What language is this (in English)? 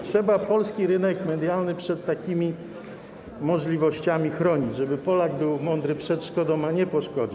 Polish